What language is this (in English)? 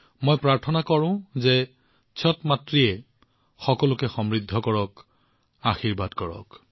Assamese